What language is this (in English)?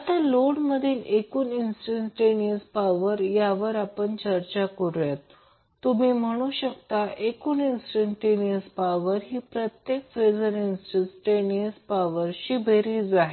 Marathi